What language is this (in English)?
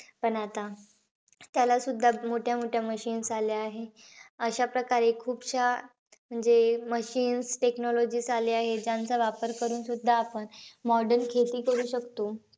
Marathi